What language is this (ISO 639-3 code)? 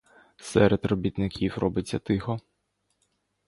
ukr